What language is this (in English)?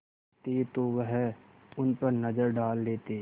Hindi